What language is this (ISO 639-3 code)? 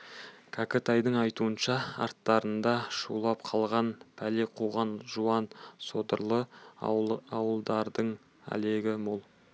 kaz